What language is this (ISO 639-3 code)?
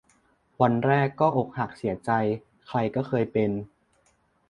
tha